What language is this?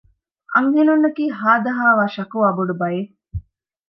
Divehi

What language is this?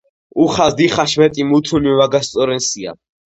Georgian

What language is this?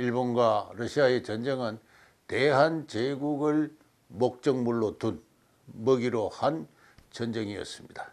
Korean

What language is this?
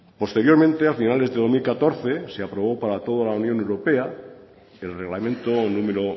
Spanish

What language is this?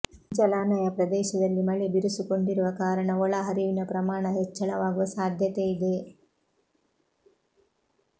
Kannada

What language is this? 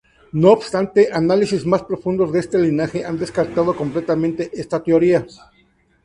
Spanish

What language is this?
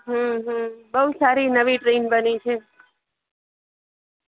Gujarati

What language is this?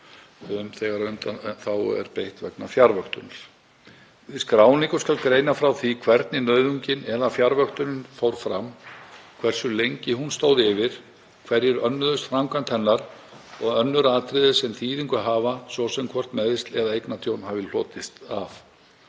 Icelandic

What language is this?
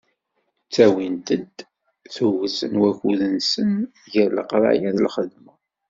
Kabyle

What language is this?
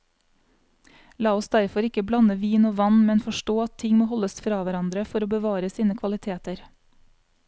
Norwegian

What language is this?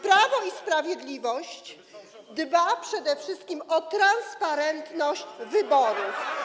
Polish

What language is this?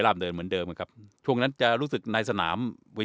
Thai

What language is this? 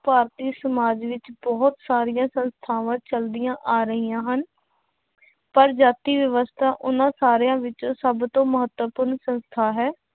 Punjabi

